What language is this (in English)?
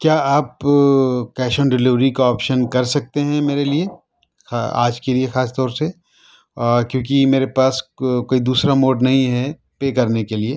Urdu